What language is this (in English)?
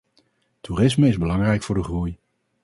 Dutch